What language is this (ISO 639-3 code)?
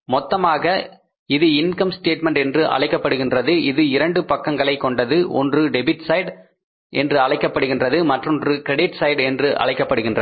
tam